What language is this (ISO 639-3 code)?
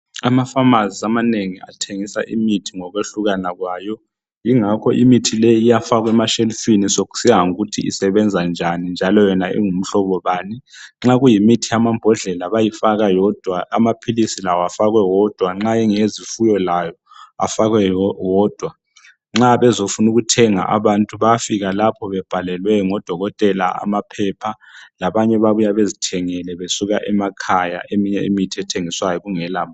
nde